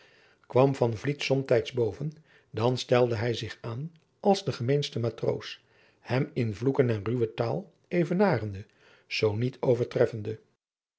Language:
Dutch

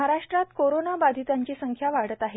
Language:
Marathi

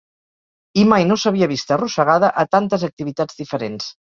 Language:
Catalan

